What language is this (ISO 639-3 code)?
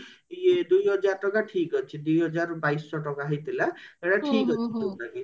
ori